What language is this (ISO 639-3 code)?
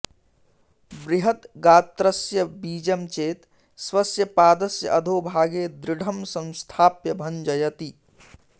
san